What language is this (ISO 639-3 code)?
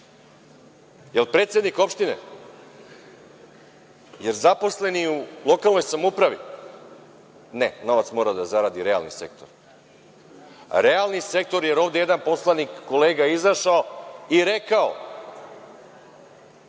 srp